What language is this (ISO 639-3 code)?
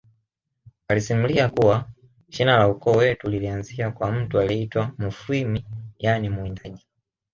swa